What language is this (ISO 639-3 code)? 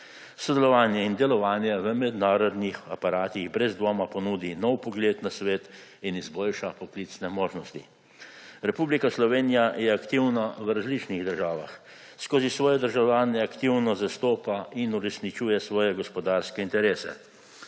slv